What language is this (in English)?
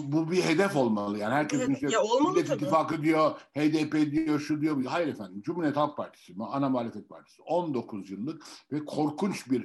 Turkish